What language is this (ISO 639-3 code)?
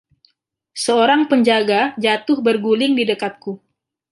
ind